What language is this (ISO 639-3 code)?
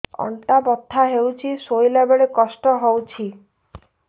ori